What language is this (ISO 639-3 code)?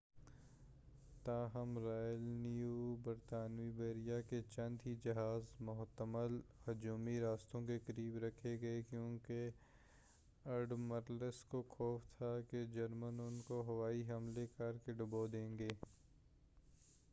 urd